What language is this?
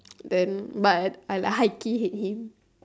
English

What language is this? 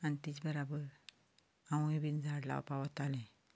Konkani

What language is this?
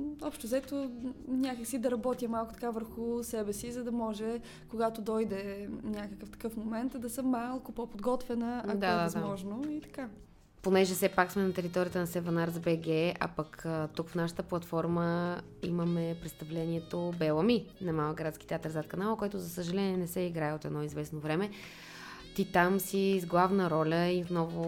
Bulgarian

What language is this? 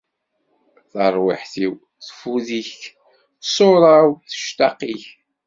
Kabyle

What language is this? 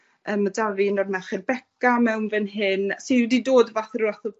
Welsh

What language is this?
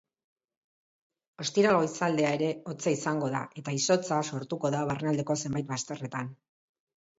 Basque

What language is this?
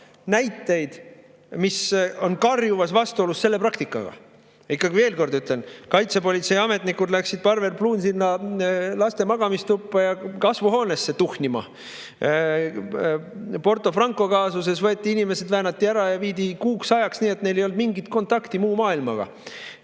Estonian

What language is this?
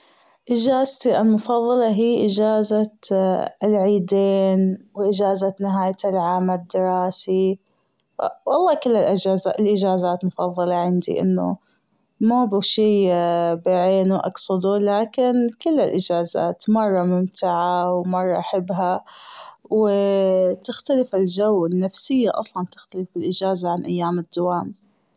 Gulf Arabic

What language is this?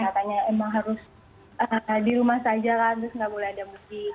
Indonesian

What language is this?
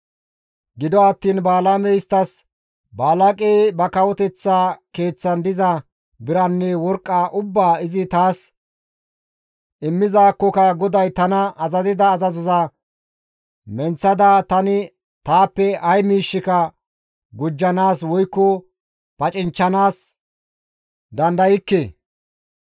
Gamo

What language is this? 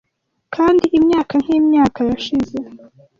Kinyarwanda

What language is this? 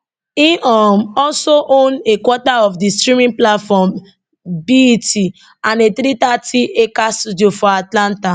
Nigerian Pidgin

